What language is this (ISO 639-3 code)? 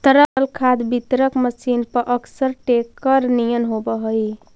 mag